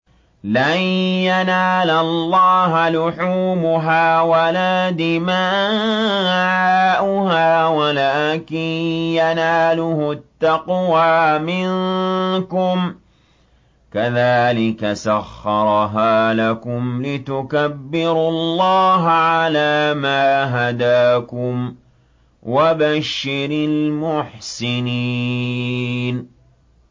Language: Arabic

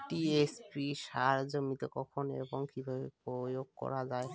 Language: Bangla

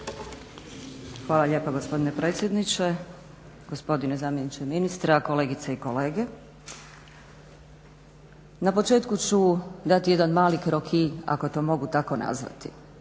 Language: Croatian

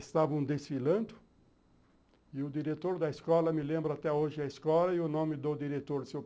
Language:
Portuguese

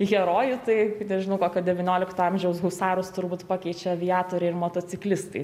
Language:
Lithuanian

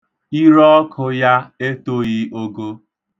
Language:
Igbo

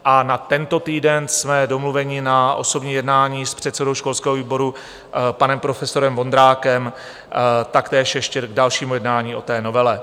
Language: Czech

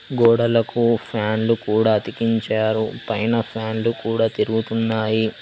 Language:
Telugu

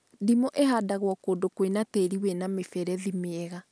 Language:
Kikuyu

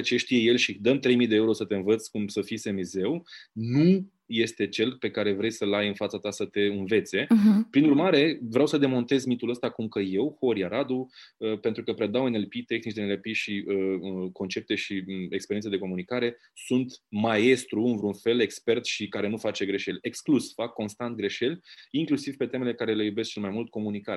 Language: Romanian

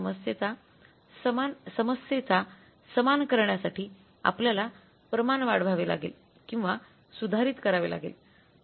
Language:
Marathi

